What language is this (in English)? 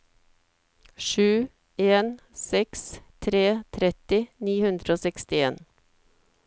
Norwegian